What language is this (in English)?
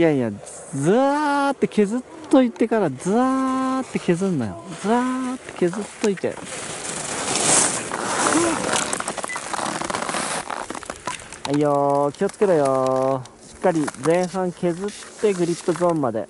Japanese